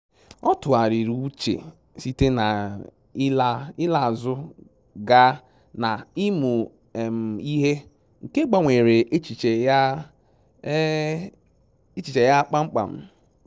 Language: Igbo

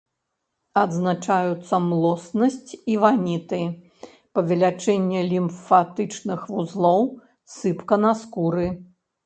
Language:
Belarusian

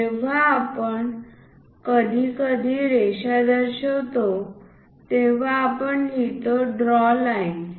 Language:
Marathi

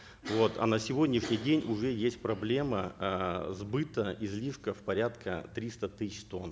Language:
Kazakh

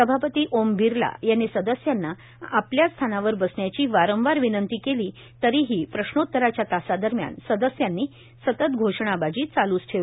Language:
Marathi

